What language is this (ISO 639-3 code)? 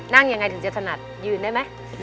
tha